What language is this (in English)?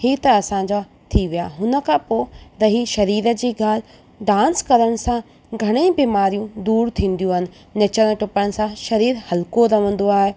Sindhi